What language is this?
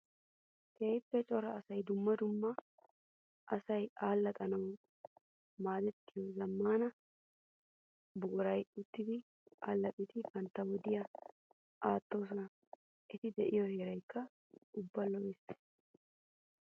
Wolaytta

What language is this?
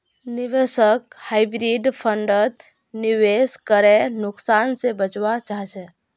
Magahi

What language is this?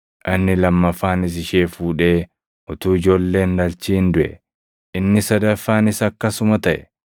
Oromo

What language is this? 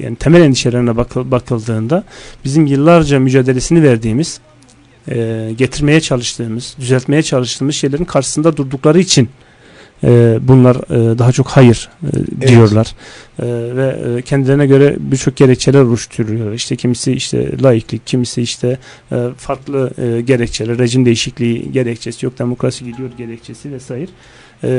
Turkish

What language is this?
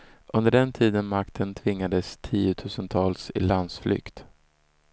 Swedish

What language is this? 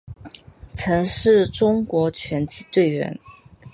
Chinese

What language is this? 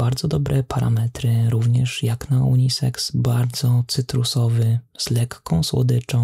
Polish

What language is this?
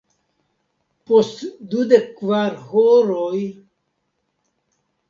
Esperanto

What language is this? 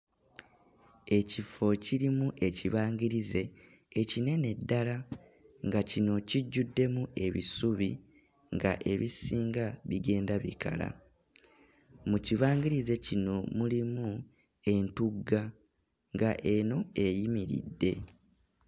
Ganda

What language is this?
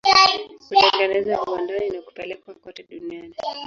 Swahili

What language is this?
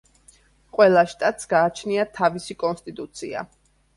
Georgian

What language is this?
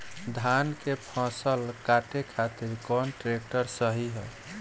Bhojpuri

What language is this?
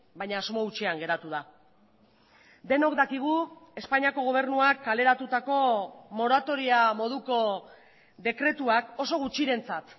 Basque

